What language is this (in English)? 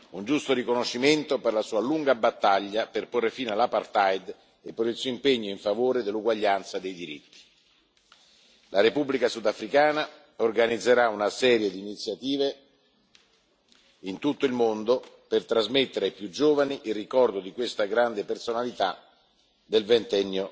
Italian